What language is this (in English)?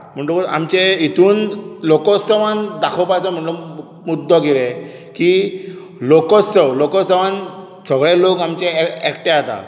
Konkani